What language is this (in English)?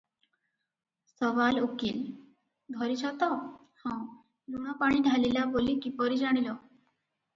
Odia